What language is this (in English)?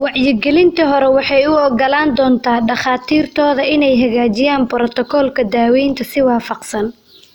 Somali